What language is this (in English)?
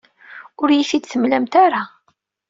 Kabyle